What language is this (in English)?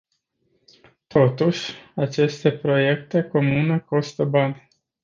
Romanian